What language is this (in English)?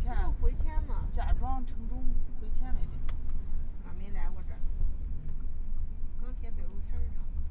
Chinese